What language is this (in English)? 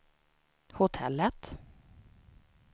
Swedish